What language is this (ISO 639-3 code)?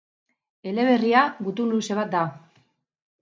eus